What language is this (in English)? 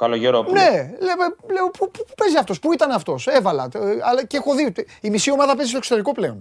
Greek